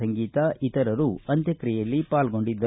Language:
Kannada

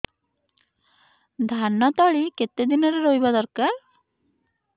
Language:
Odia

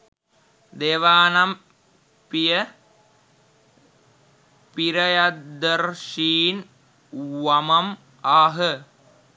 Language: Sinhala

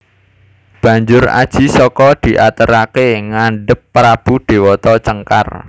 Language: Javanese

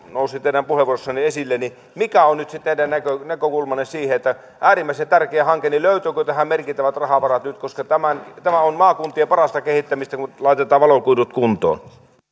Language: Finnish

